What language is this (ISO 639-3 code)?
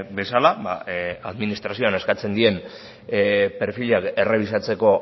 eus